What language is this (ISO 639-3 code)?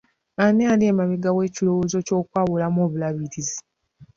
lug